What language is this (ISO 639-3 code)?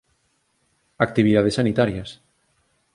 glg